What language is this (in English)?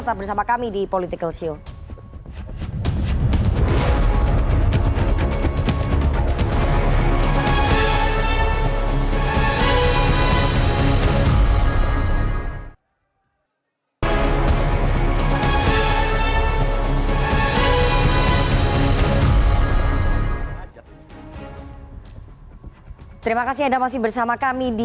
Indonesian